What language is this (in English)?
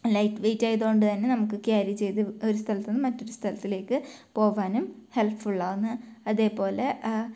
Malayalam